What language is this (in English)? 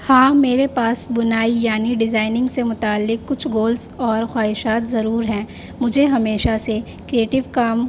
Urdu